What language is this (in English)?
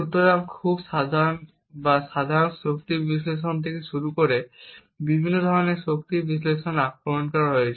Bangla